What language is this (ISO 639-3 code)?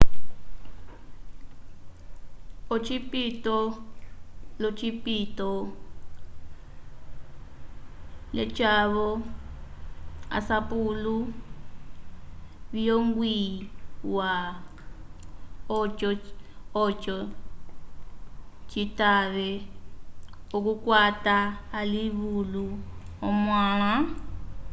umb